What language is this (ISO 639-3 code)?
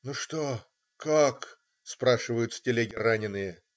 rus